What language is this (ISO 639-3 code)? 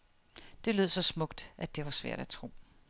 dan